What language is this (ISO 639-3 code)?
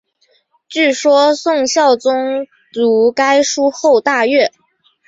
zho